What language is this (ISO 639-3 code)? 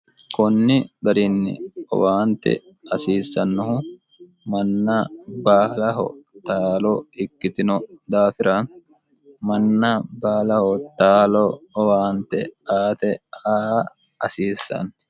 sid